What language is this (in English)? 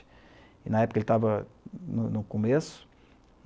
Portuguese